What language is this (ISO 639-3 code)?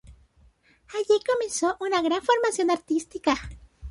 spa